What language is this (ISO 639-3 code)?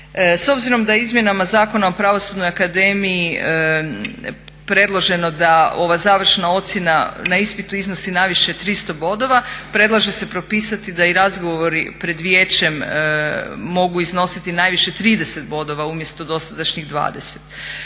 hrv